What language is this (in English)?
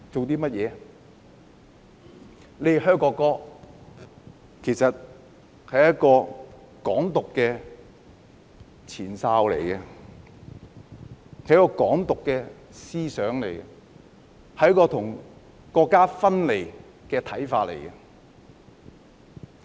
Cantonese